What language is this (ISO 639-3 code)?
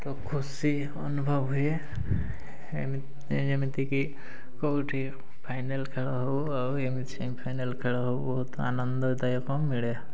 ori